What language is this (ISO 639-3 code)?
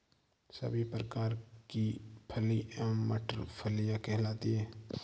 hin